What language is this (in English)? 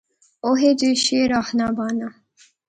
Pahari-Potwari